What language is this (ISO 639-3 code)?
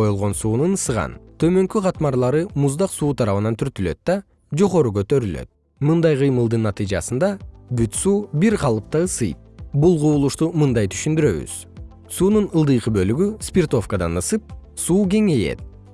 kir